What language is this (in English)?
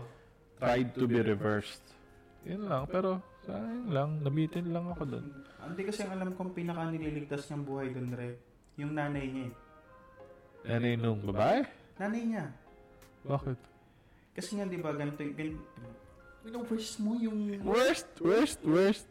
Filipino